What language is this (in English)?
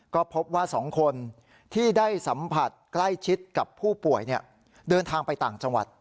Thai